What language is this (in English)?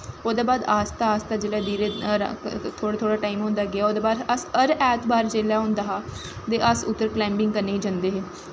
Dogri